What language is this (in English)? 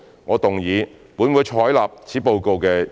Cantonese